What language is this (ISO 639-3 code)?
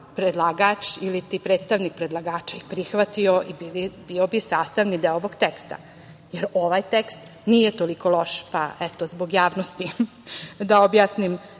srp